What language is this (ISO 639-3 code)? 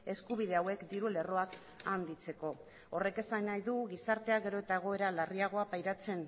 eus